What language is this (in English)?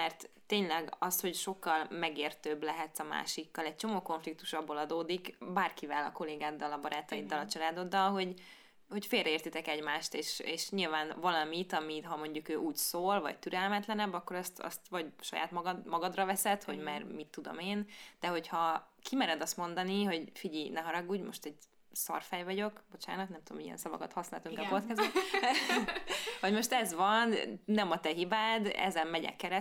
Hungarian